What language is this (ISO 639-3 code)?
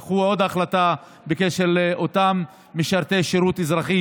heb